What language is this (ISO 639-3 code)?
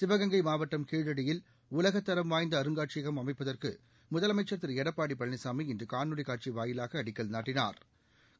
tam